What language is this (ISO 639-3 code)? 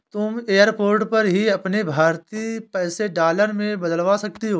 hin